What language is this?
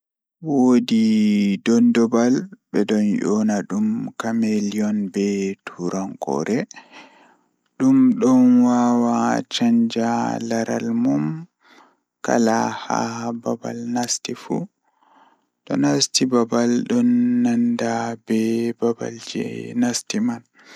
Fula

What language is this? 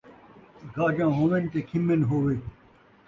Saraiki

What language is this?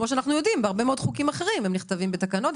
Hebrew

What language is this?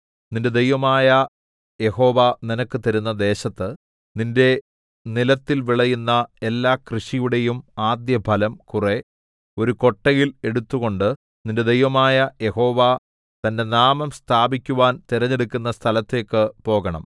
Malayalam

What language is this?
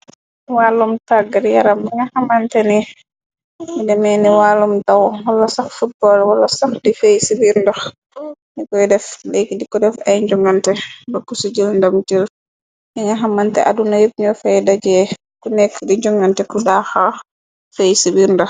Wolof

